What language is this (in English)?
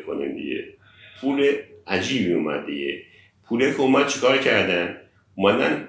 Persian